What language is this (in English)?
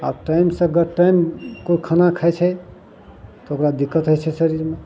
Maithili